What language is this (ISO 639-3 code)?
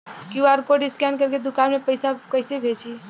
bho